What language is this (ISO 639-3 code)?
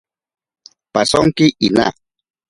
prq